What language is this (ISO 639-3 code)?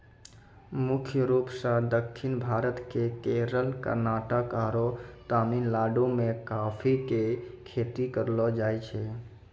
mai